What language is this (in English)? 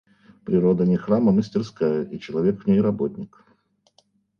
Russian